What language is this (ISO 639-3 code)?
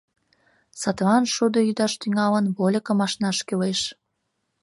chm